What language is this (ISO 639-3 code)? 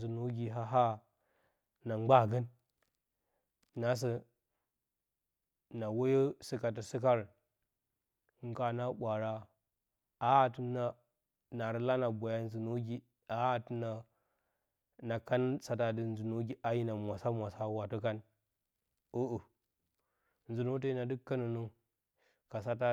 bcy